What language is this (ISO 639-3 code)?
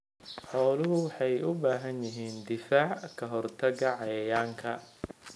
som